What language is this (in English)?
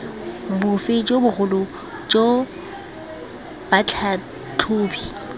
Tswana